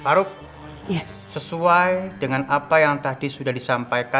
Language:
Indonesian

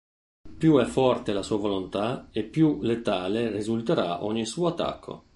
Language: Italian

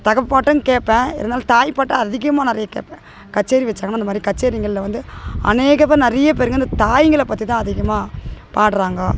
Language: Tamil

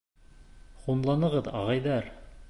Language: Bashkir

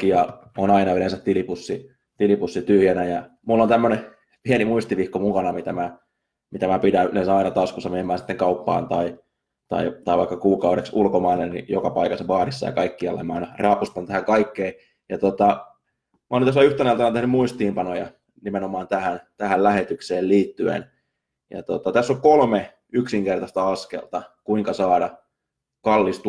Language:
Finnish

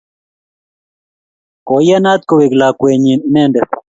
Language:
Kalenjin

